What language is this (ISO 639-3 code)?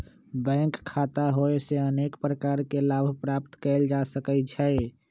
mag